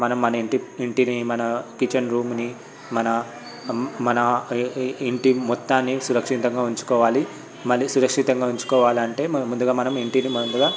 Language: Telugu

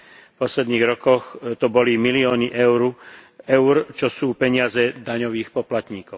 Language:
Slovak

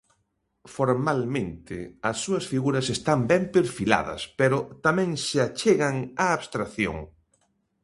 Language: Galician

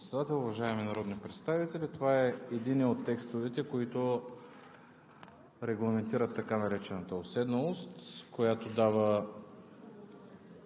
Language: Bulgarian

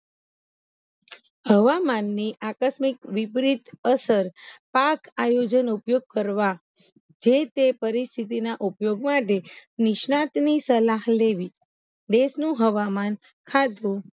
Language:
Gujarati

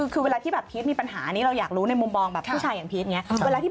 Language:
Thai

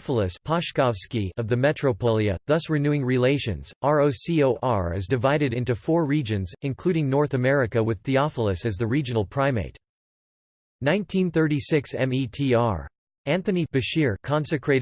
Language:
English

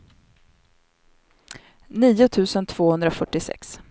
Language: Swedish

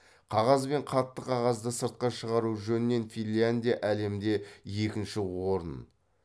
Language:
Kazakh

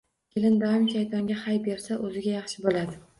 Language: Uzbek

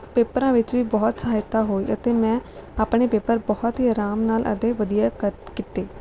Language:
Punjabi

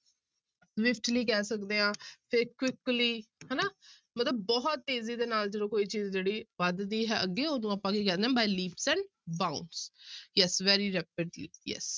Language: Punjabi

